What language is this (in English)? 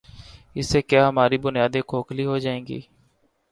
Urdu